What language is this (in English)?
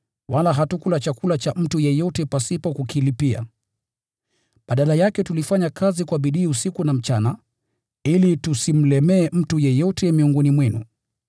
Swahili